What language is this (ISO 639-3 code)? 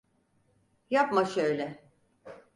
tur